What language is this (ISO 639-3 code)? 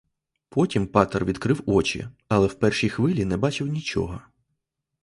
ukr